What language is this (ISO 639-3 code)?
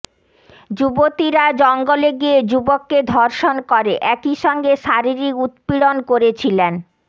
ben